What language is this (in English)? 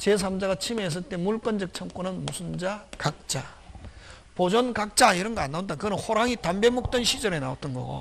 Korean